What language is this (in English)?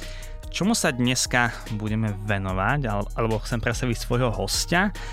Slovak